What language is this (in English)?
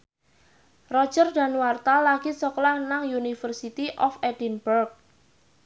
Javanese